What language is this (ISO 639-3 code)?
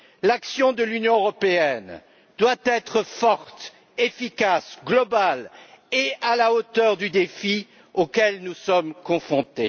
fra